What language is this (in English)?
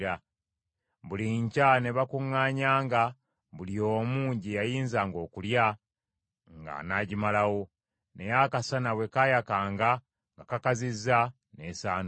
Ganda